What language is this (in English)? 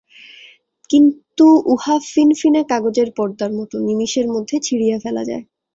Bangla